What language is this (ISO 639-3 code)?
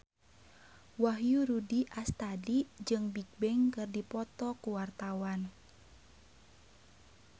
sun